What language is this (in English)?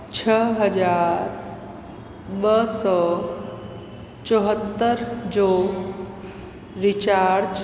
Sindhi